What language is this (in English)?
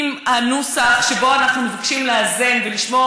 Hebrew